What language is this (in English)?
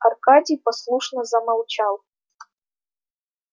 Russian